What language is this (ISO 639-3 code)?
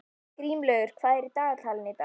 isl